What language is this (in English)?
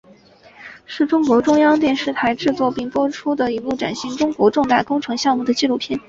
Chinese